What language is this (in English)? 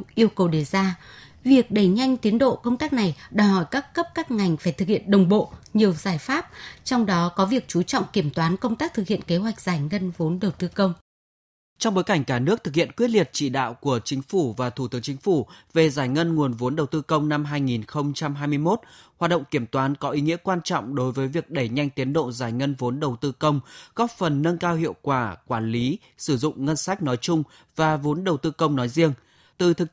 Vietnamese